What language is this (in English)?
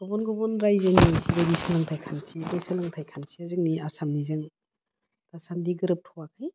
Bodo